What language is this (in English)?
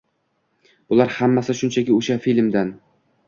Uzbek